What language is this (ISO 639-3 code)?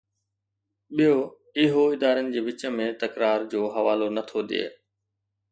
snd